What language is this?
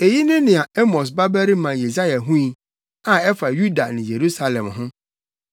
Akan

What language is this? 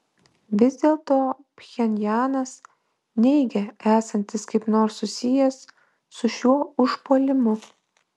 Lithuanian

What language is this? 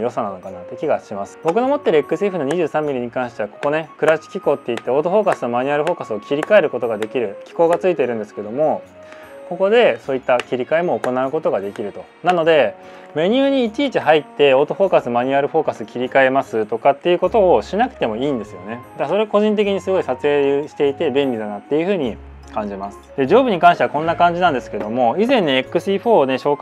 Japanese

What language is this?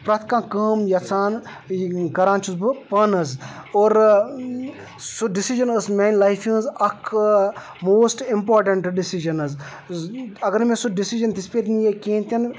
Kashmiri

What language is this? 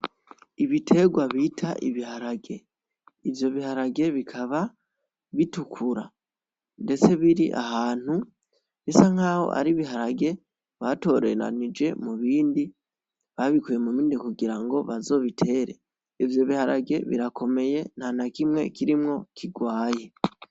Rundi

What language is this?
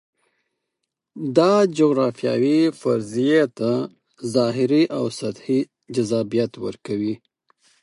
Pashto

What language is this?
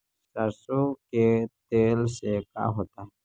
Magahi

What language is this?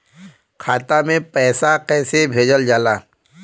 Bhojpuri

